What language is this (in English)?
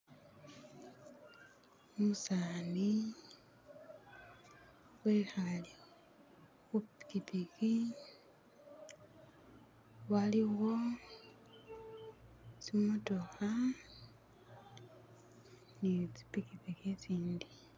Masaaba